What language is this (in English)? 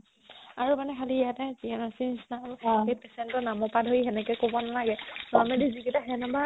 Assamese